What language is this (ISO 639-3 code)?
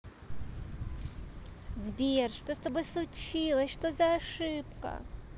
rus